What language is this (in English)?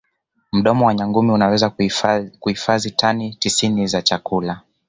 Swahili